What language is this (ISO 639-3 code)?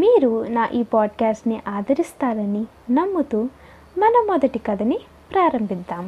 tel